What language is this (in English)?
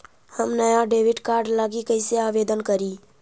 Magahi